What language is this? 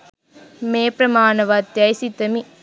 Sinhala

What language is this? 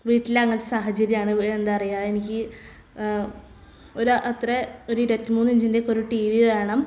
Malayalam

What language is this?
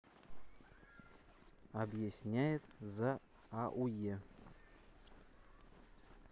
Russian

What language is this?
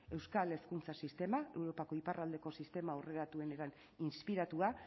Basque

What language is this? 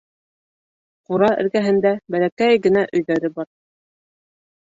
Bashkir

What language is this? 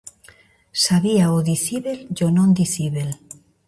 Galician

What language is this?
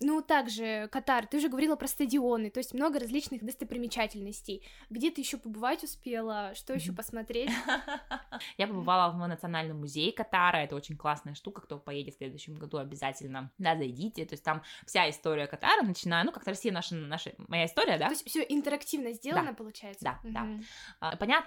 Russian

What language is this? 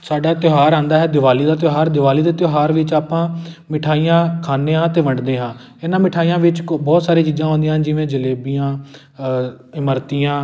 Punjabi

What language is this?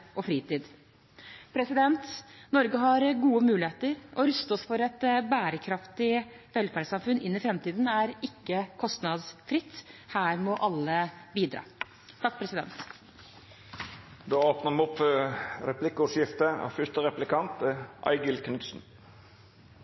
Norwegian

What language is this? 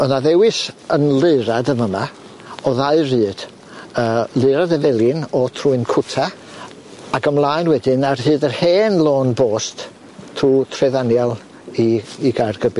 Welsh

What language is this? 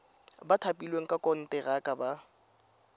Tswana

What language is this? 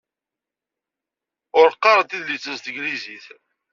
Kabyle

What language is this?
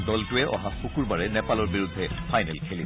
Assamese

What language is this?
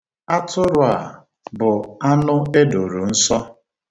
Igbo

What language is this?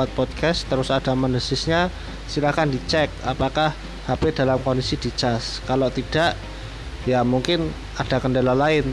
Indonesian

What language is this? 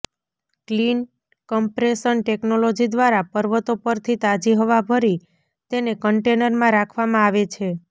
Gujarati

